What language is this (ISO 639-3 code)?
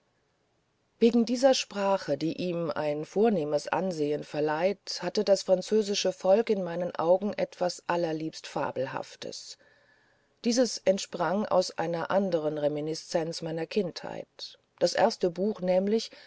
deu